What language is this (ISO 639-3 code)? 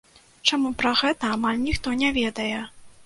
bel